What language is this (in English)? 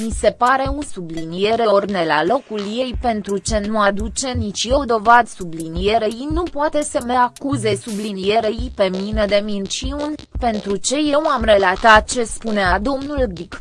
Romanian